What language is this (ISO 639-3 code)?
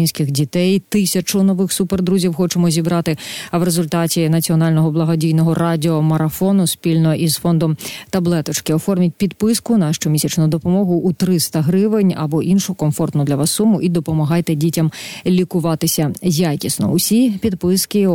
ukr